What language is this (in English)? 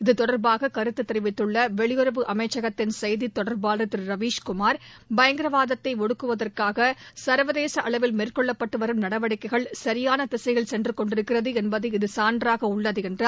Tamil